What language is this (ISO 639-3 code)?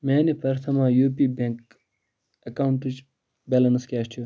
kas